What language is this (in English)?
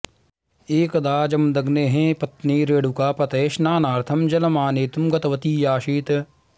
Sanskrit